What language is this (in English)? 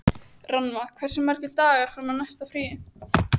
Icelandic